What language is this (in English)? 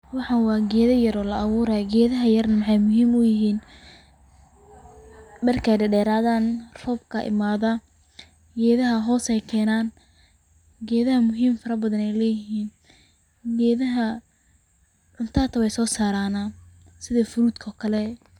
Somali